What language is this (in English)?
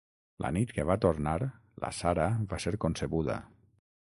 Catalan